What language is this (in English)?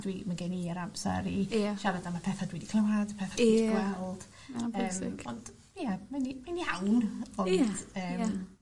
Welsh